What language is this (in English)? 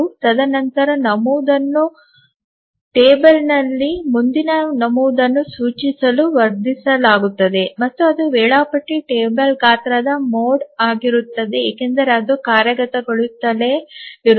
Kannada